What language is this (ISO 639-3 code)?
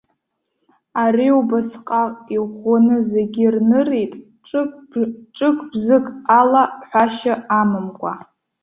abk